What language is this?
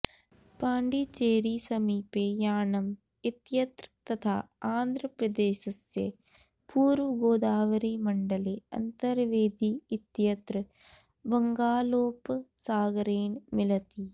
Sanskrit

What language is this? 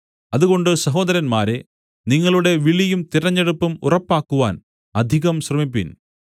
Malayalam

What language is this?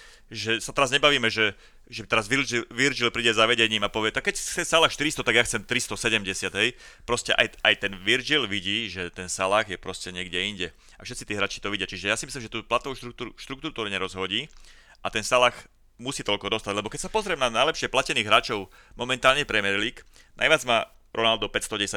Slovak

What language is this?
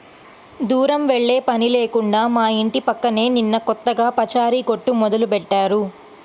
Telugu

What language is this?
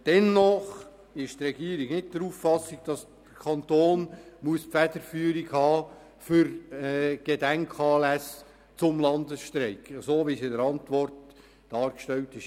Swiss German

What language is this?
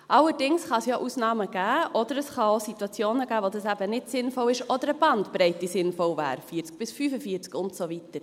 Swiss German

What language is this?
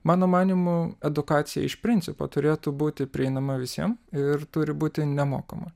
Lithuanian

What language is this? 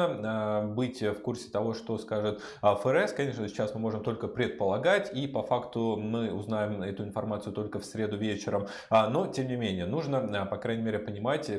Russian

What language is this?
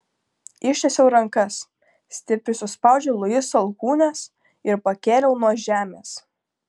Lithuanian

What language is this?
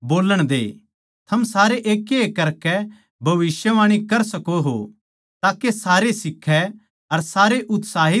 Haryanvi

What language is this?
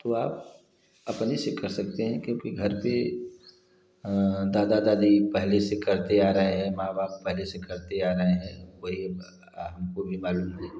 Hindi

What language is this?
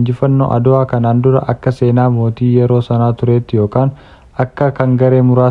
Oromo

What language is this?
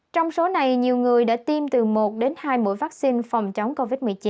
Vietnamese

